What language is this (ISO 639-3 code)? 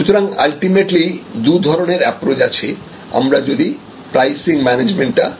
ben